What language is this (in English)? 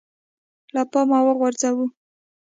Pashto